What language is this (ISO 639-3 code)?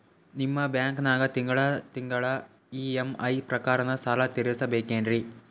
kan